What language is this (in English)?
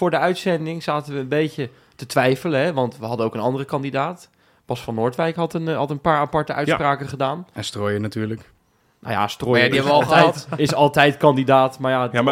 Dutch